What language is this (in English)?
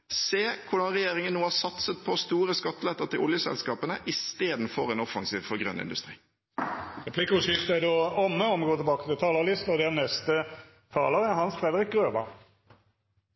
Norwegian